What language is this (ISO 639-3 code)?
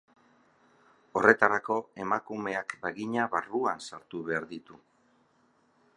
eus